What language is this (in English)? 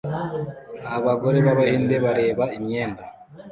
Kinyarwanda